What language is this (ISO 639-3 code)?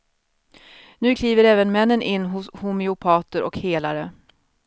swe